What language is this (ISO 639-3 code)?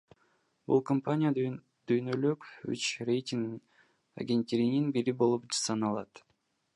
kir